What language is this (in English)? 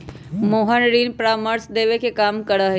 Magahi